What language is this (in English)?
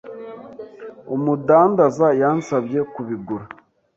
Kinyarwanda